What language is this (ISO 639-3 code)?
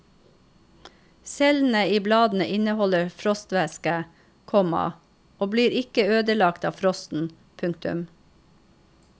nor